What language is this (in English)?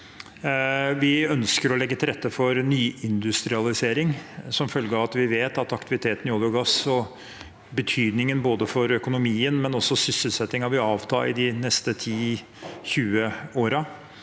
Norwegian